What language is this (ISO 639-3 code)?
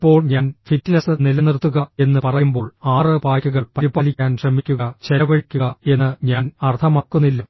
mal